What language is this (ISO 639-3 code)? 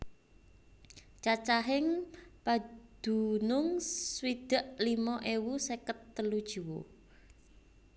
jav